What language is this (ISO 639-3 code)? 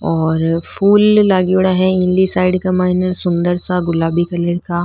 raj